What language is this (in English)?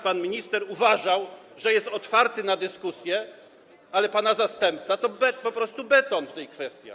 Polish